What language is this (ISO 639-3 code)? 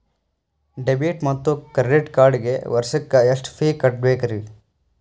kan